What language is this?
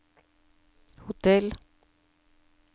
Norwegian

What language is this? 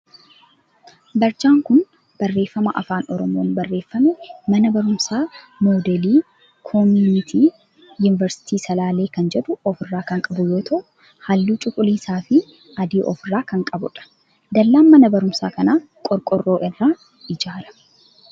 Oromo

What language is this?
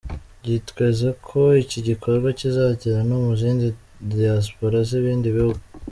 Kinyarwanda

